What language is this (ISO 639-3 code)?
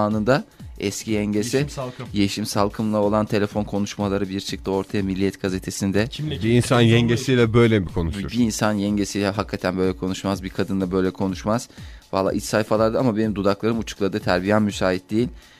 tur